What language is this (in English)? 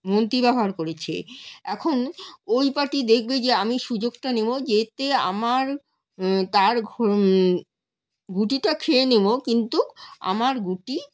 Bangla